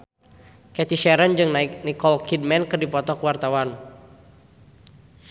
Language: Sundanese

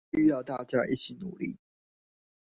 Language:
Chinese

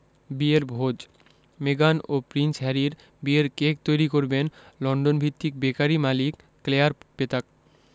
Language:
Bangla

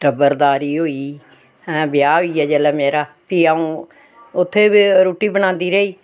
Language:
Dogri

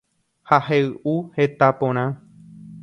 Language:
Guarani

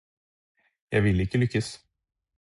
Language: Norwegian Bokmål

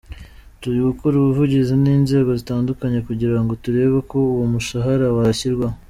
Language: Kinyarwanda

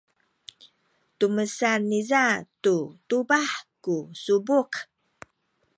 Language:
Sakizaya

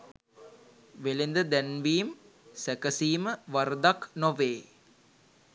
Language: Sinhala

